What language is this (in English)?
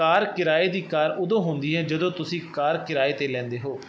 Punjabi